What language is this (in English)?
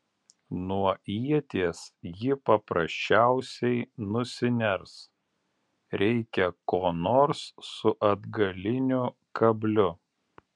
Lithuanian